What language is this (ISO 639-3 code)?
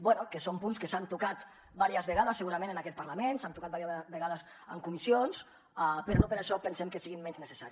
cat